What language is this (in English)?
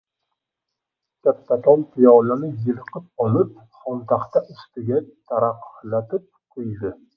Uzbek